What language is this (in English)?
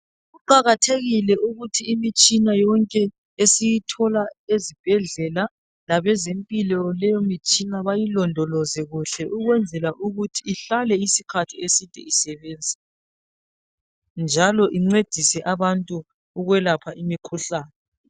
North Ndebele